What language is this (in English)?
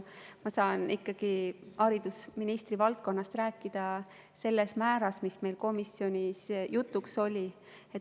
Estonian